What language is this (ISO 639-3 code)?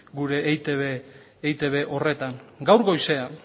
eus